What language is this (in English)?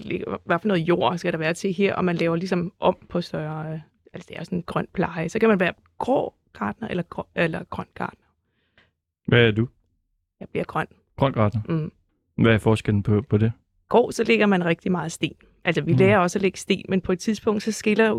Danish